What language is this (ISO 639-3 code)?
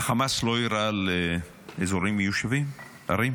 heb